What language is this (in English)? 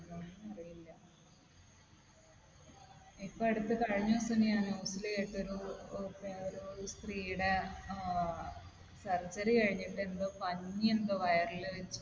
Malayalam